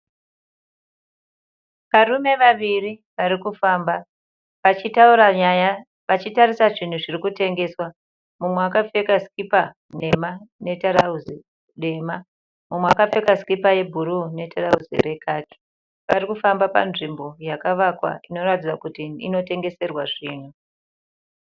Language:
Shona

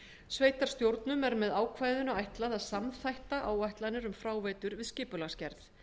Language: Icelandic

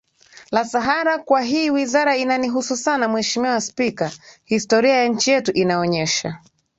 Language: Swahili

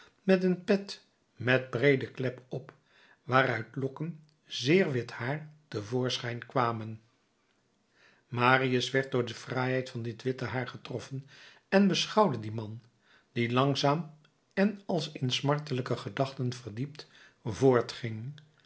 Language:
Dutch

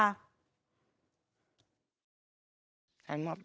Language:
Thai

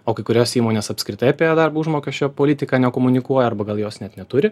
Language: Lithuanian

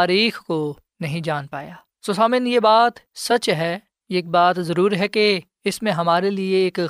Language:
Urdu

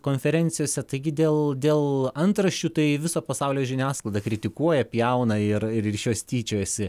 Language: Lithuanian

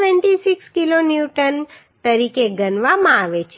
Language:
Gujarati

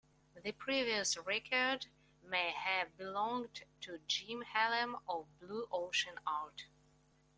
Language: English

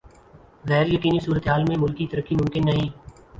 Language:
Urdu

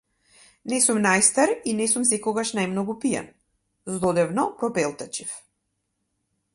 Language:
Macedonian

